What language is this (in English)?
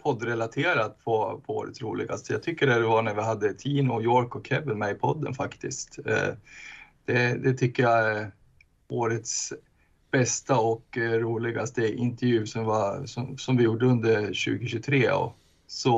Swedish